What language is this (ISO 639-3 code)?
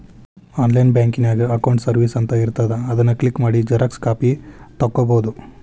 kan